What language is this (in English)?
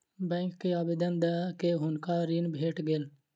Maithili